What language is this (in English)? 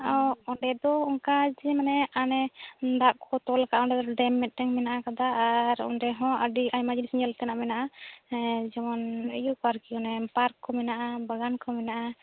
Santali